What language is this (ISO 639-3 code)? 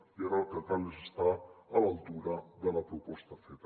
cat